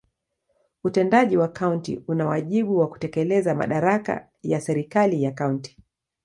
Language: Swahili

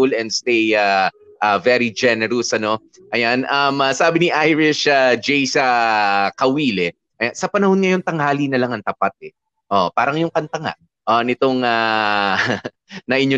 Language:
Filipino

